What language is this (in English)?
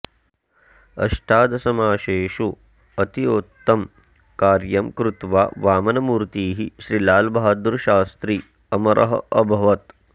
Sanskrit